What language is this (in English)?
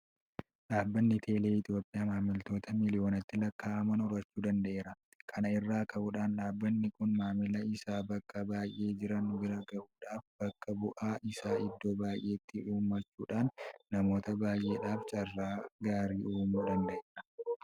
Oromo